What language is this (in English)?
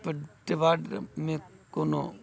Maithili